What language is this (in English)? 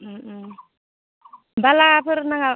Bodo